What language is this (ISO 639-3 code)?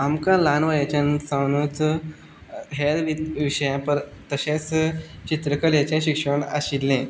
kok